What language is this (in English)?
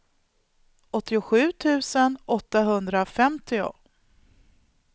Swedish